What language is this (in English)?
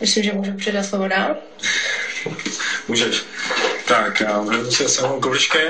Czech